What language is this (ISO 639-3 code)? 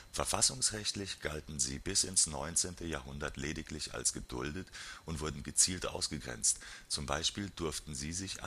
deu